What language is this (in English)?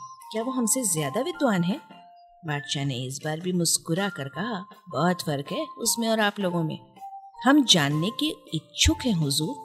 Hindi